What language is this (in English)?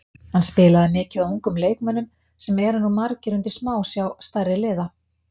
Icelandic